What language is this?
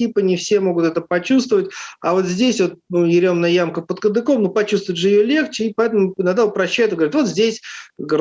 Russian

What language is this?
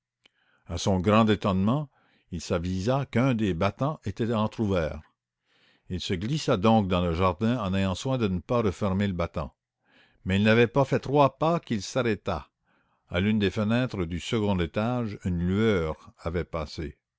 French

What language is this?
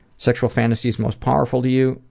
English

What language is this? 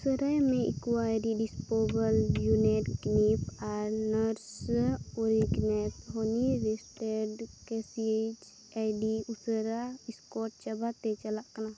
Santali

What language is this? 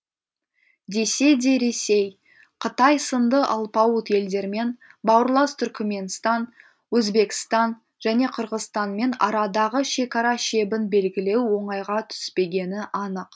Kazakh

